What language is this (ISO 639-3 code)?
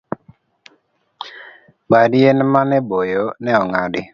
luo